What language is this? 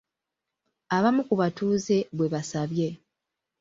Ganda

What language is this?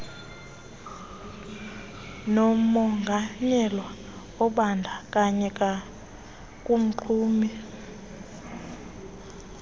Xhosa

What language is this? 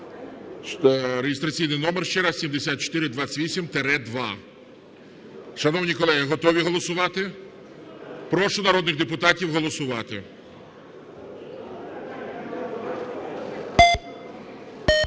Ukrainian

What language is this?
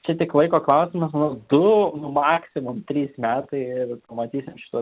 Lithuanian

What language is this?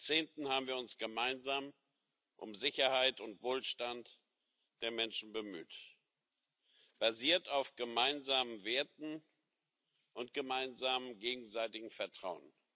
German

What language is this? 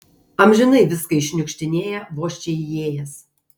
Lithuanian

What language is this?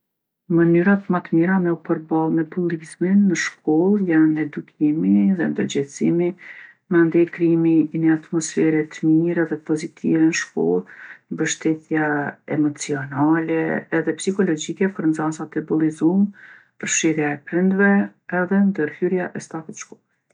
Gheg Albanian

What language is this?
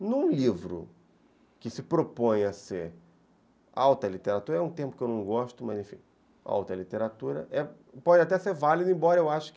Portuguese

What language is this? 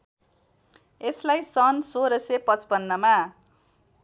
Nepali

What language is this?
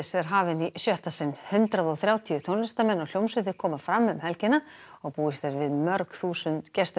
Icelandic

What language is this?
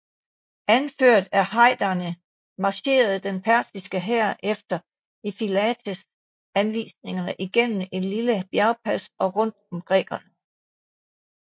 Danish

